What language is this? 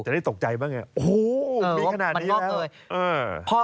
Thai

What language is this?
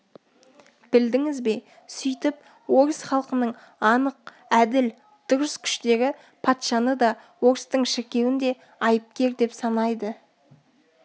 Kazakh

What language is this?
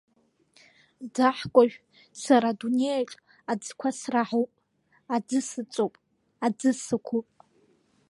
Abkhazian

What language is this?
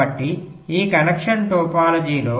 Telugu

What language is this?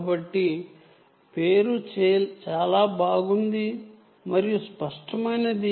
Telugu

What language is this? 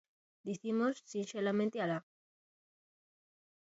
Galician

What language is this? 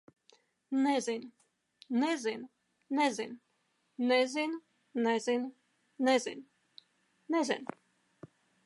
Latvian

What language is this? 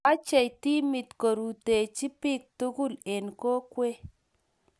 Kalenjin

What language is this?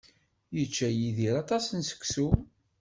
Kabyle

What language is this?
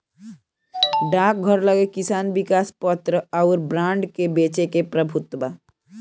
Bhojpuri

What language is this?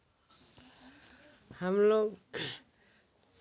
Hindi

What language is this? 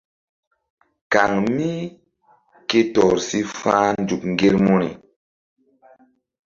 Mbum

